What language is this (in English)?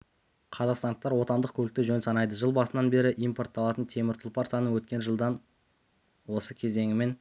Kazakh